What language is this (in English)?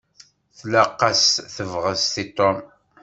Kabyle